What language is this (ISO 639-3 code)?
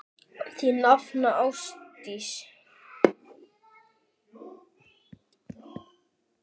isl